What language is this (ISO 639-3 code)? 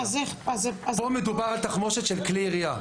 heb